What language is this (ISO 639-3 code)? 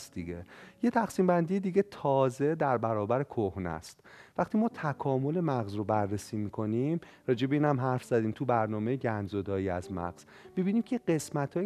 fas